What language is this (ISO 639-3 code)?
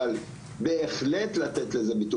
heb